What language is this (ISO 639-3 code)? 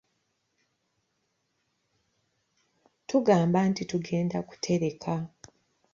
lug